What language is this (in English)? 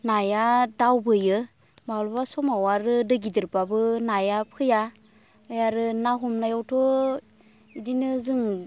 Bodo